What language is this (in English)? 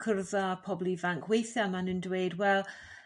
Welsh